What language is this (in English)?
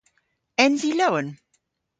Cornish